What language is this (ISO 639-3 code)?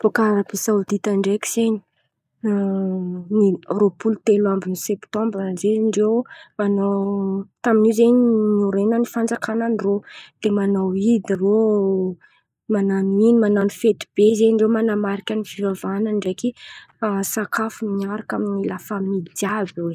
xmv